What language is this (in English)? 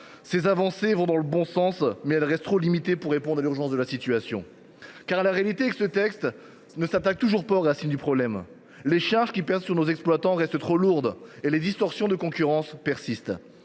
French